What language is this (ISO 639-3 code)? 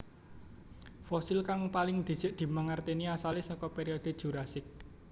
jav